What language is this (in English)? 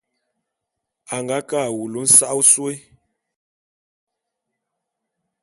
Bulu